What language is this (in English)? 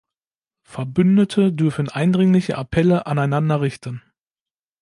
German